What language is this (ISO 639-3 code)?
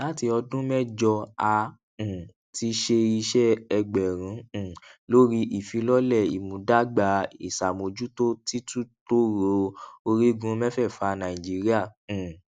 yor